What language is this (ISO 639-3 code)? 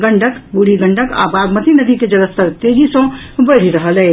mai